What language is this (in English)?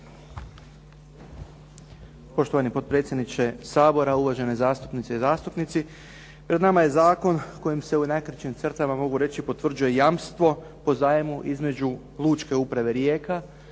Croatian